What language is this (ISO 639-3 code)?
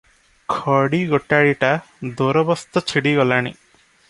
ori